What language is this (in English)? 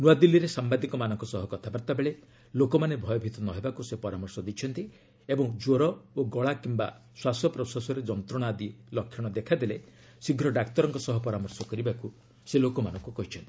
Odia